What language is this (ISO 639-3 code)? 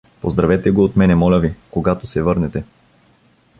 bul